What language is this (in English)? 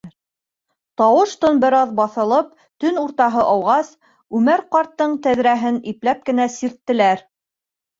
Bashkir